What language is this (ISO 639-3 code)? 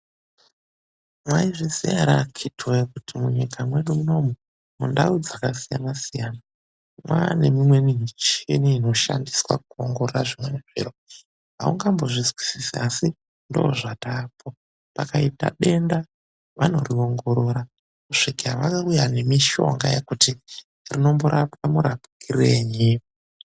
ndc